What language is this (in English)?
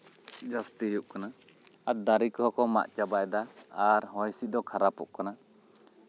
Santali